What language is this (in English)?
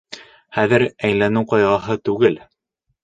Bashkir